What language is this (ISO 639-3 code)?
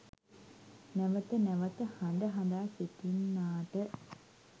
sin